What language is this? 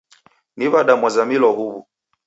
Taita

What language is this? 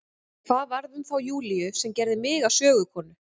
Icelandic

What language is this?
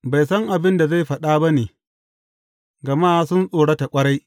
Hausa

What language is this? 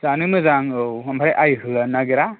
Bodo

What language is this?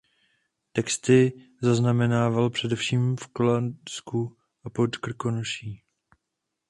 Czech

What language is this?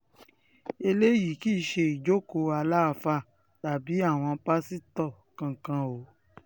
Yoruba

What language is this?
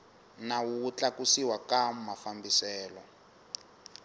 Tsonga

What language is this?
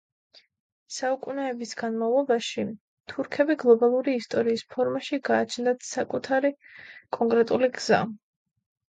Georgian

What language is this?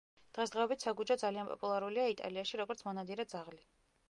Georgian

